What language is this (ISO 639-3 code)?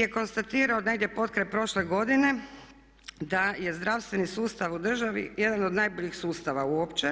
hrv